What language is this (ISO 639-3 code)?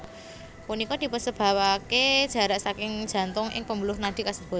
jav